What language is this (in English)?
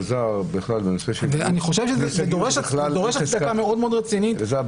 Hebrew